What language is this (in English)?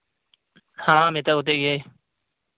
Santali